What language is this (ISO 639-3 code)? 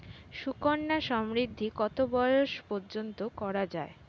ben